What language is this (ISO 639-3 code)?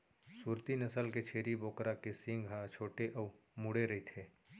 hne